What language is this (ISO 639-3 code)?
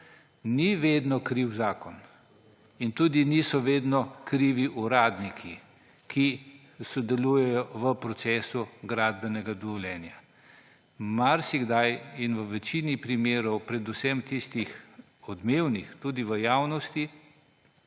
slv